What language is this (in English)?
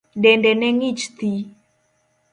Luo (Kenya and Tanzania)